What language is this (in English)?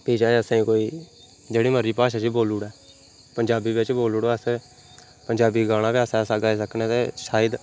Dogri